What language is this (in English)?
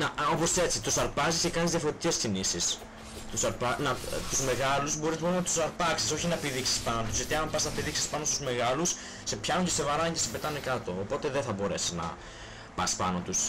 Greek